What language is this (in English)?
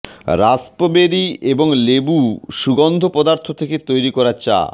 Bangla